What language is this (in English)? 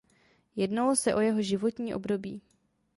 Czech